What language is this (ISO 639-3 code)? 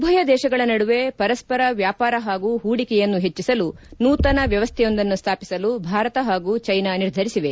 kan